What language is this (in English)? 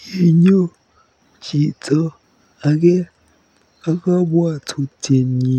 Kalenjin